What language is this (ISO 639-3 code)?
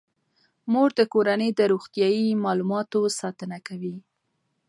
pus